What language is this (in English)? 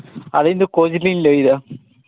Santali